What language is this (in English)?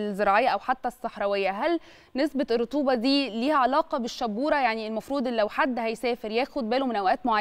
Arabic